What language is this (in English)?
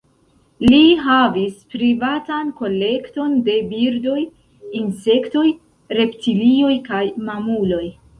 Esperanto